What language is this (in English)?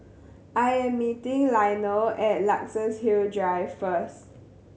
English